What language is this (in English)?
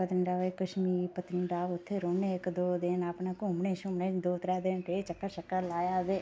Dogri